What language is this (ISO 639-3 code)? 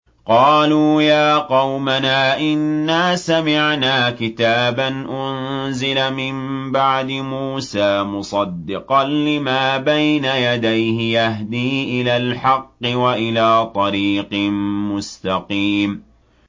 ara